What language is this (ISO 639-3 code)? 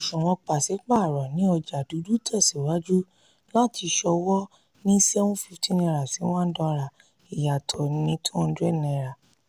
yor